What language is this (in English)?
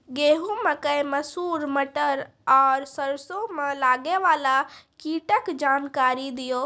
Maithili